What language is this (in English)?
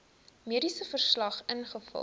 Afrikaans